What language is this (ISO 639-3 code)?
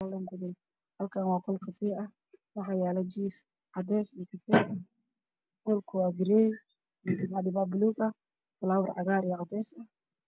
som